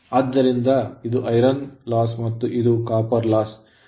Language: Kannada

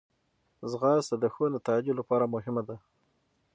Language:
Pashto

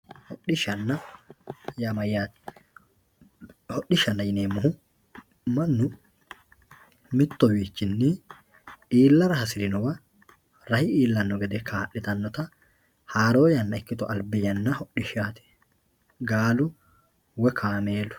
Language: Sidamo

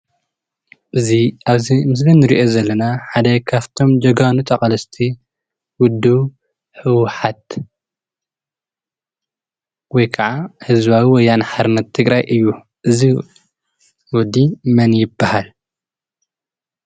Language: Tigrinya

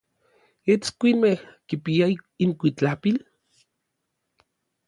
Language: Orizaba Nahuatl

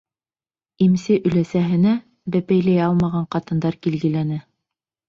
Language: Bashkir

